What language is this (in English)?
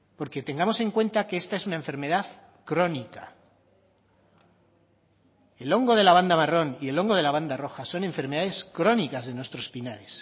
Spanish